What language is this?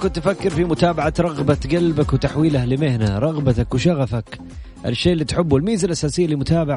Arabic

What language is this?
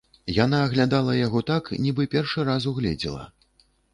Belarusian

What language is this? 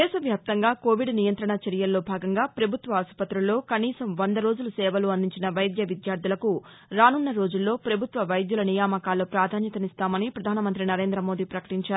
Telugu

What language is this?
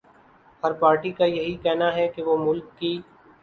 Urdu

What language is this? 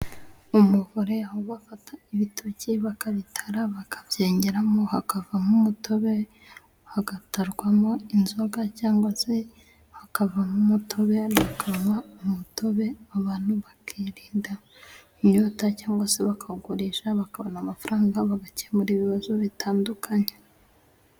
Kinyarwanda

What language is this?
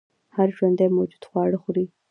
Pashto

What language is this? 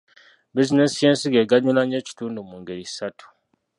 Ganda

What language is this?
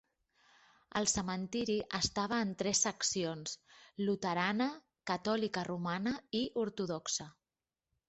Catalan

